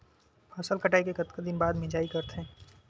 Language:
Chhattisgarhi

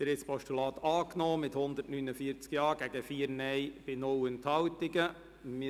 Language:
Swiss German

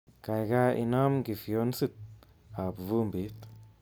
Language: Kalenjin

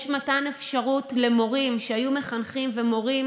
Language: Hebrew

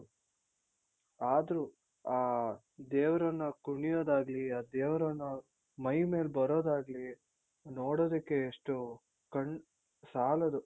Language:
Kannada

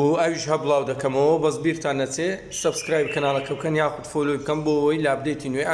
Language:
Turkish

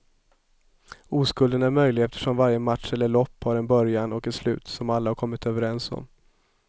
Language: Swedish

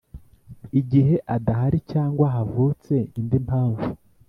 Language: Kinyarwanda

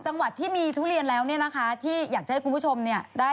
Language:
Thai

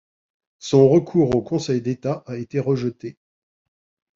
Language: French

